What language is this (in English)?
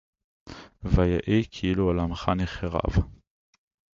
Hebrew